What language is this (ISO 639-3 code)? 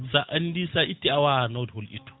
ful